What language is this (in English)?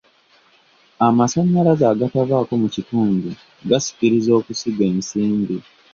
Ganda